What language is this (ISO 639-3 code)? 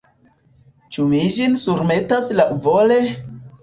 epo